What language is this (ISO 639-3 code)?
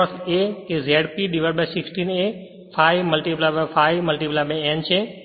guj